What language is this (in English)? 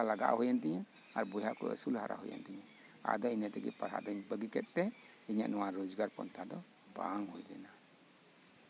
Santali